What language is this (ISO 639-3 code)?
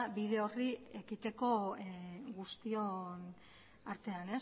eus